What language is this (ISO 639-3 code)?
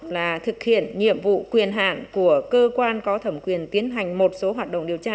vie